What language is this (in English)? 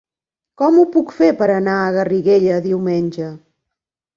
Catalan